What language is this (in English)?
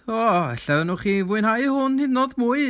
Welsh